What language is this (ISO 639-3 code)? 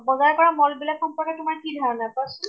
asm